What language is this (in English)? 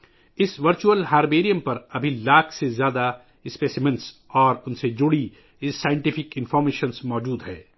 Urdu